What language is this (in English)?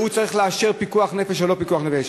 Hebrew